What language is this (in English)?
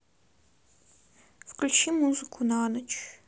Russian